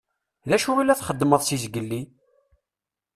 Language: Kabyle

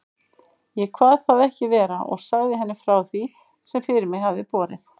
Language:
Icelandic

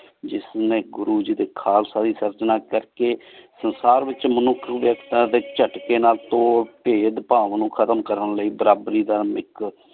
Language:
Punjabi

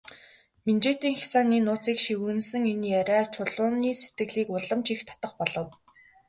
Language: Mongolian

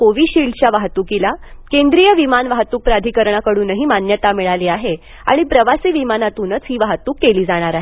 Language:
Marathi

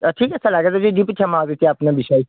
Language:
Assamese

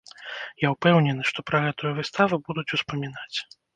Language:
Belarusian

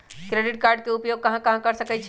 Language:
Magahi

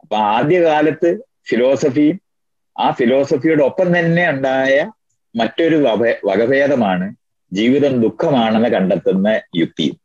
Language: Malayalam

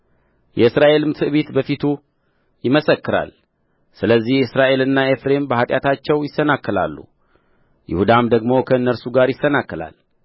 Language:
Amharic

